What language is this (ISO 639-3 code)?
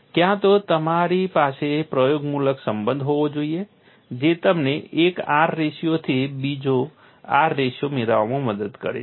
guj